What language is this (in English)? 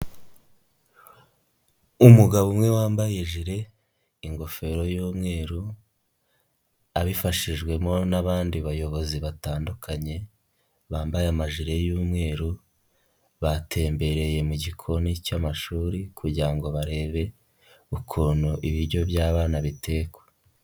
Kinyarwanda